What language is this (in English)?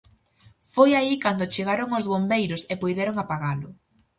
Galician